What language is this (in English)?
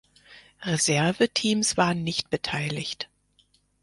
German